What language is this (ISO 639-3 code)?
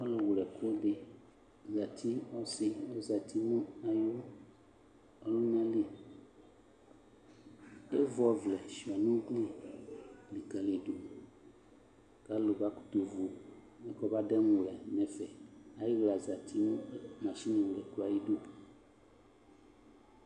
kpo